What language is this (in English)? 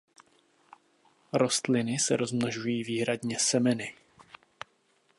Czech